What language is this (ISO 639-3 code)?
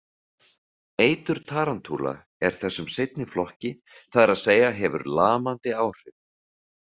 isl